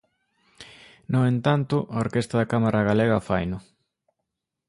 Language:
Galician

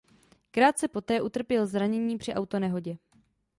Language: Czech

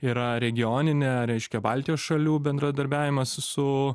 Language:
Lithuanian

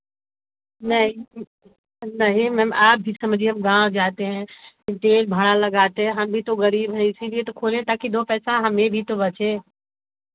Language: Hindi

